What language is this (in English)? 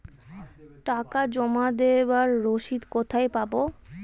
Bangla